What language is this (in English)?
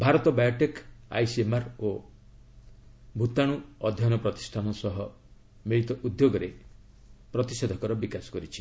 Odia